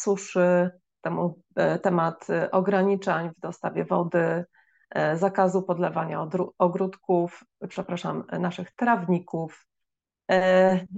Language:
Polish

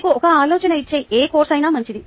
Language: Telugu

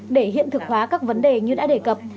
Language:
Vietnamese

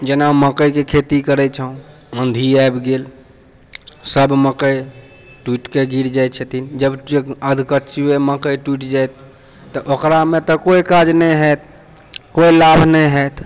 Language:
Maithili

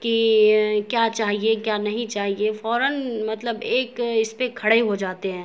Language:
Urdu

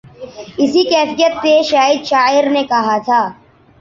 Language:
Urdu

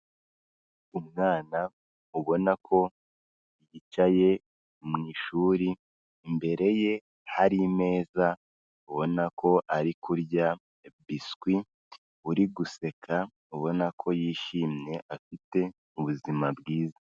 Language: Kinyarwanda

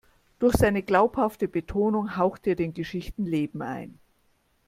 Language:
German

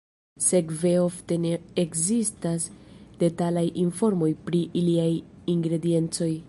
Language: Esperanto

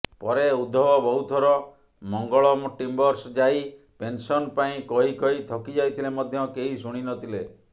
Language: Odia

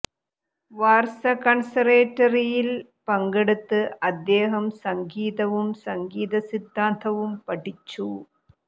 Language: Malayalam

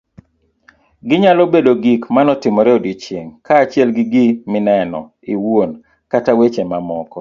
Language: Luo (Kenya and Tanzania)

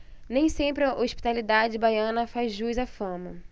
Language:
Portuguese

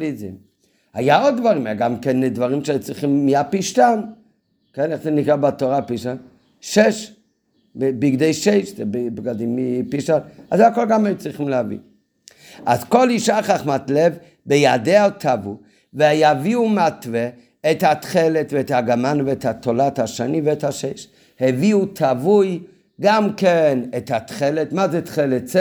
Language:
Hebrew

